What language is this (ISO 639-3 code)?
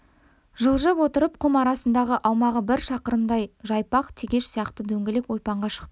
kaz